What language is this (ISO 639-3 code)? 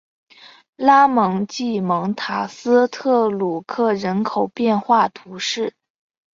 zho